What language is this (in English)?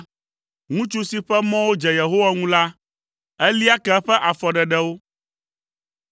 Ewe